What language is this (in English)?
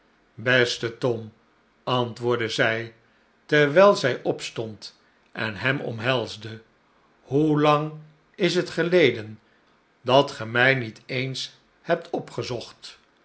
Dutch